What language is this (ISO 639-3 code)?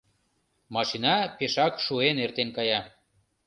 chm